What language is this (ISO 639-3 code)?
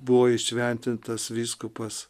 lit